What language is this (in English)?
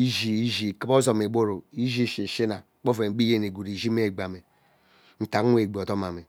Ubaghara